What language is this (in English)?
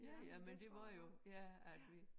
Danish